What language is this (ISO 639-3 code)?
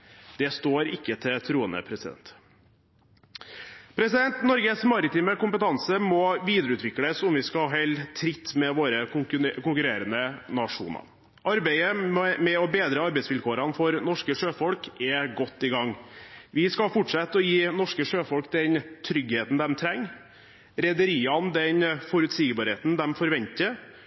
nob